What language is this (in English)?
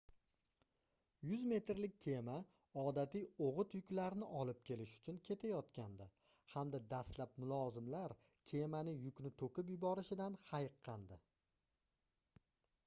Uzbek